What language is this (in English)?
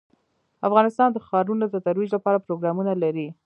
Pashto